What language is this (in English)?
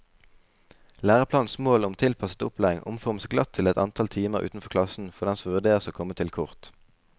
Norwegian